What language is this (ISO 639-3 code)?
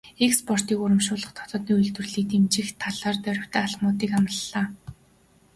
mon